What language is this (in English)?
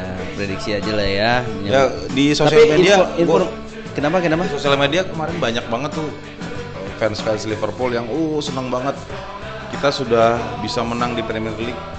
Indonesian